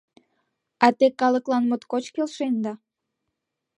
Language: Mari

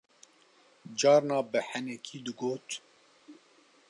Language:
Kurdish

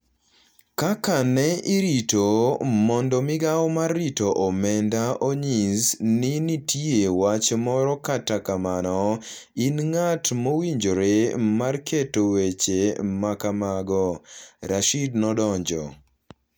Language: Luo (Kenya and Tanzania)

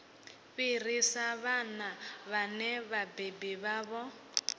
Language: Venda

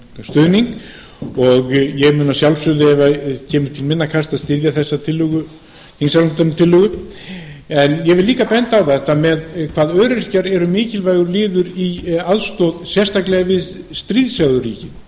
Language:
Icelandic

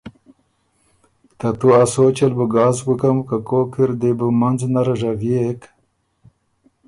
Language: Ormuri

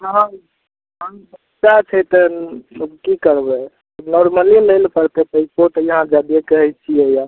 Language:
Maithili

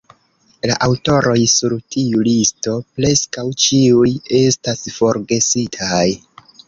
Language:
Esperanto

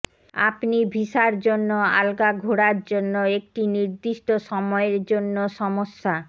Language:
Bangla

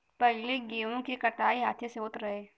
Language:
Bhojpuri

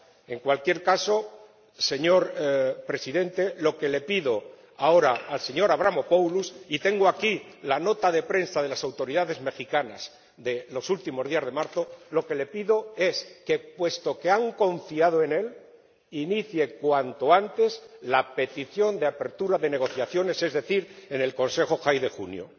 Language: Spanish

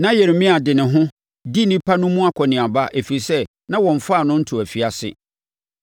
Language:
Akan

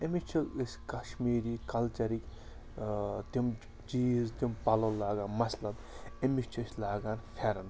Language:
Kashmiri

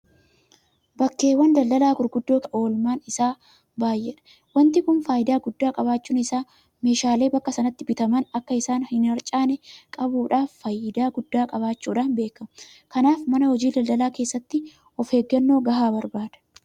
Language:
Oromo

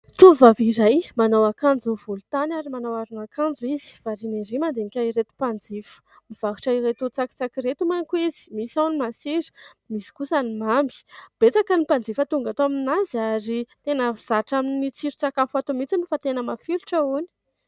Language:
Malagasy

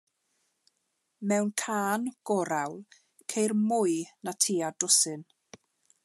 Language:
Welsh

